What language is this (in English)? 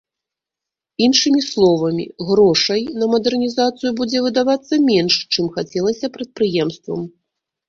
Belarusian